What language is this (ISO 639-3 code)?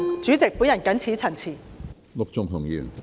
yue